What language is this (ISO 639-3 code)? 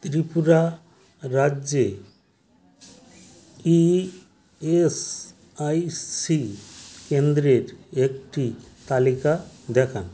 ben